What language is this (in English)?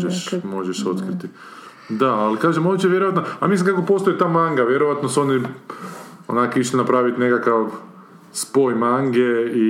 Croatian